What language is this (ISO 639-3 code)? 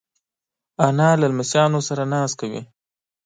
pus